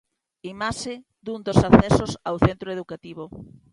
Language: Galician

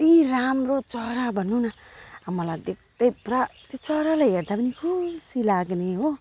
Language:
Nepali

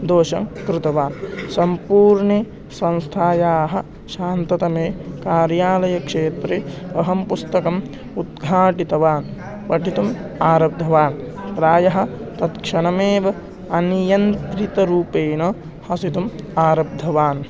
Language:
Sanskrit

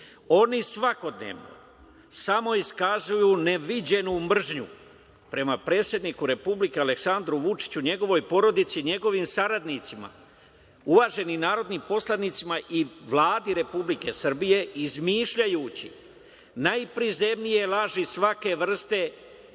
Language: Serbian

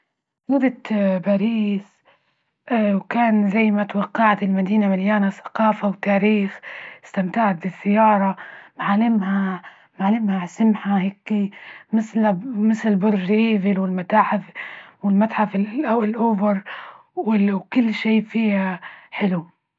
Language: Libyan Arabic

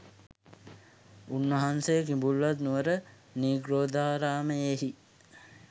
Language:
Sinhala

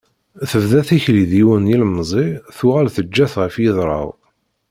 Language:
Kabyle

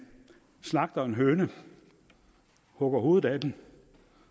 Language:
Danish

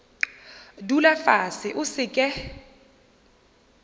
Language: Northern Sotho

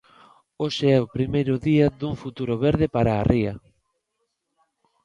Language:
Galician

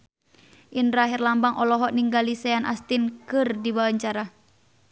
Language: Sundanese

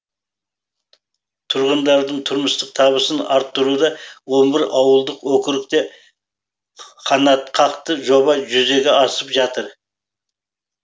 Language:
Kazakh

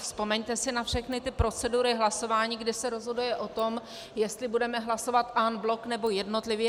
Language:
Czech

